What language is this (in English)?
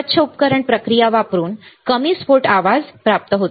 Marathi